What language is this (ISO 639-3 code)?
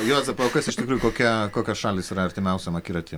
lit